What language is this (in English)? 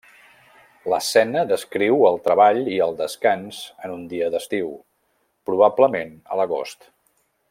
Catalan